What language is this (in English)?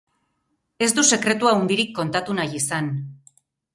Basque